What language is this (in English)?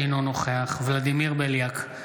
Hebrew